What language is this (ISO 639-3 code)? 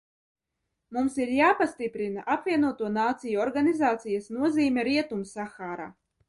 lav